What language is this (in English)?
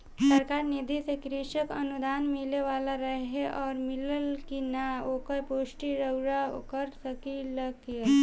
Bhojpuri